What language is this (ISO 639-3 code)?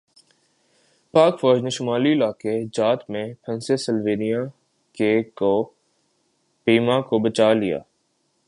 urd